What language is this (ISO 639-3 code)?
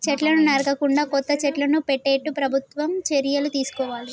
tel